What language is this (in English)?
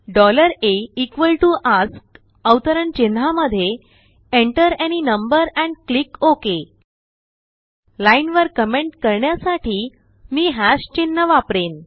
Marathi